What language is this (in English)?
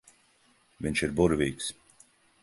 Latvian